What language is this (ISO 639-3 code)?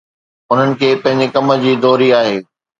snd